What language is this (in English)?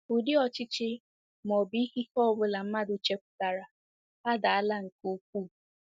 Igbo